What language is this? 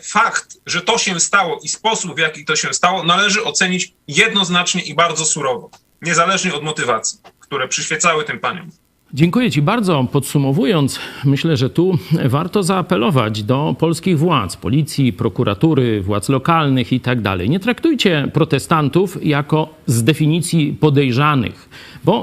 Polish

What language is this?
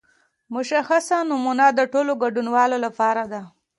Pashto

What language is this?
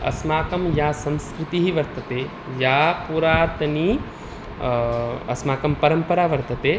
Sanskrit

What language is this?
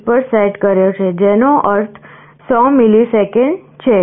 Gujarati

